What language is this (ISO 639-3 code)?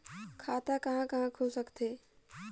hne